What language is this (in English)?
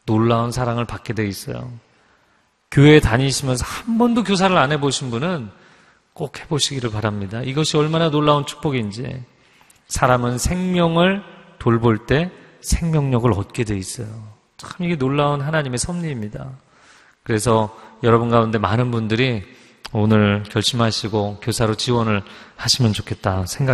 Korean